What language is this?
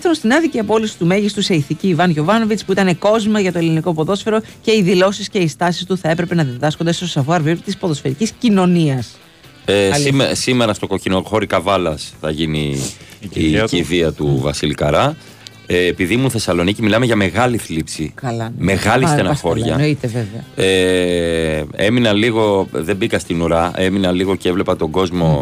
Greek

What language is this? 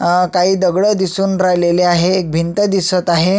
Marathi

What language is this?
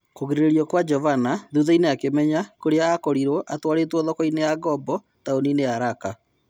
Kikuyu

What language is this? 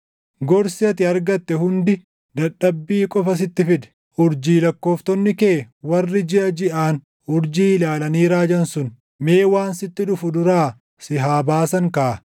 Oromo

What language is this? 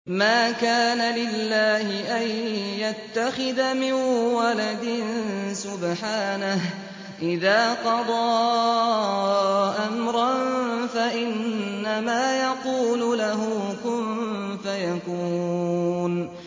Arabic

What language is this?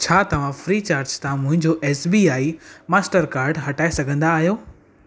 Sindhi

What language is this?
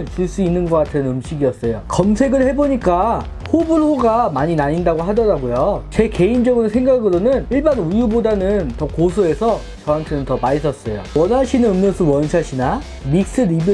Korean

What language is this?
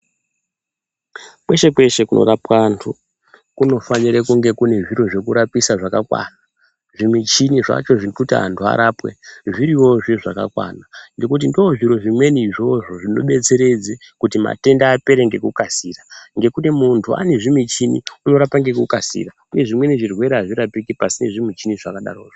Ndau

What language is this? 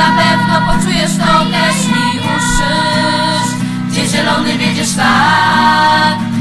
Polish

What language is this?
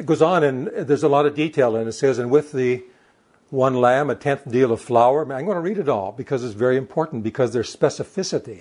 English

